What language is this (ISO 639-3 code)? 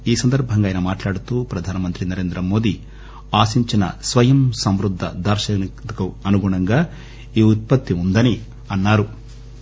tel